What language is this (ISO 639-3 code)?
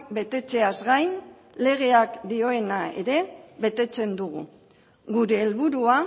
eus